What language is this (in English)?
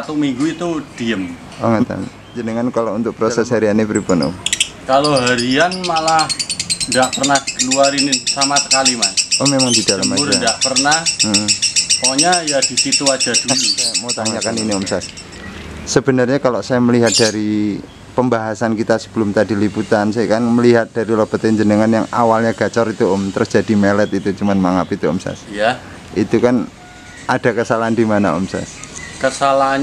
Indonesian